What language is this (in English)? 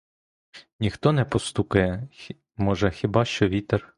Ukrainian